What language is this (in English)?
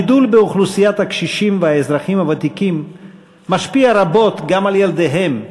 Hebrew